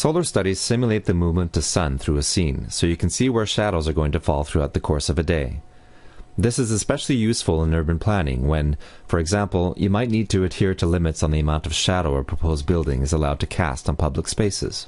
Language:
English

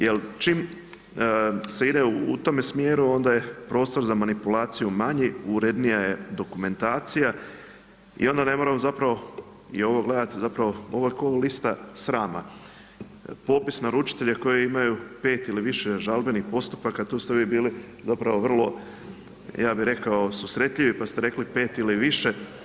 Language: Croatian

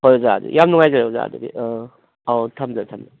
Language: Manipuri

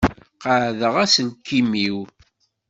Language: Kabyle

